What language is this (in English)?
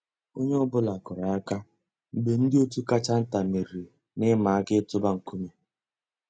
Igbo